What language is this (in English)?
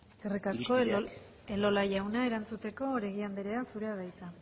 Basque